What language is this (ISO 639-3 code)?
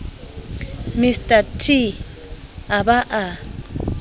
sot